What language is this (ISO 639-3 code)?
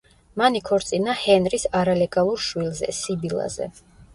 kat